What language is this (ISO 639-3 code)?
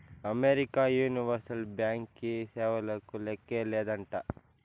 tel